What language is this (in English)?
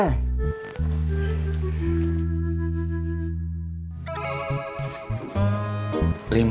Indonesian